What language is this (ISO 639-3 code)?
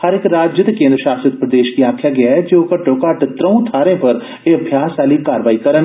doi